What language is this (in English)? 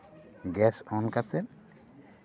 Santali